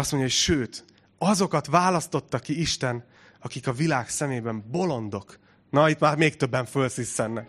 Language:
Hungarian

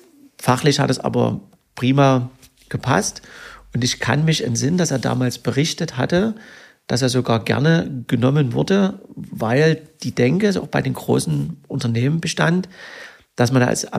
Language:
German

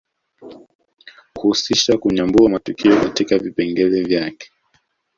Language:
Swahili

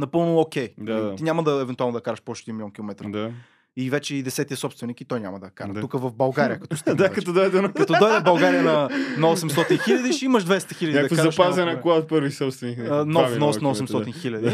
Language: Bulgarian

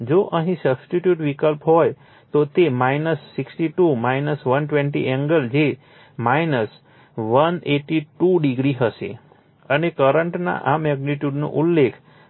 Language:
Gujarati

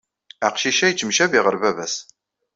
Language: Kabyle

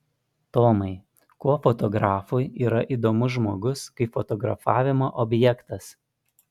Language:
Lithuanian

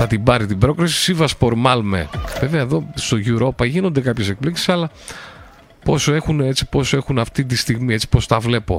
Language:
Greek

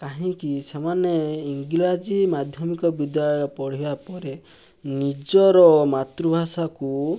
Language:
Odia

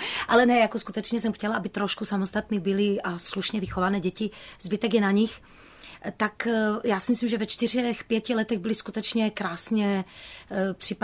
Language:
Czech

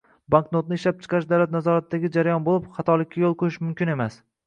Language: Uzbek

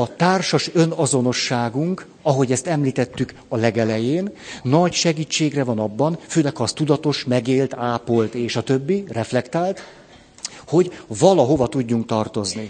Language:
Hungarian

